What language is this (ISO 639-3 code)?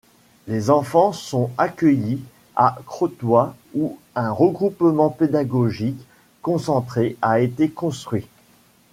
fra